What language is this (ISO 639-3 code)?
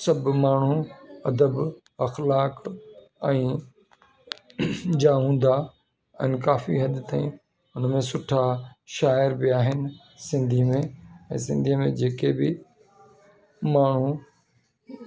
snd